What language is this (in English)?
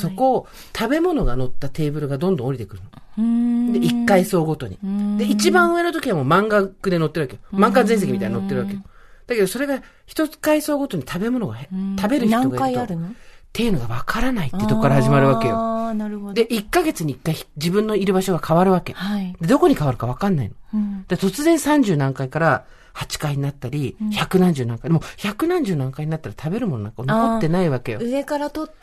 Japanese